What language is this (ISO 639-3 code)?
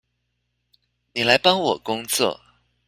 zho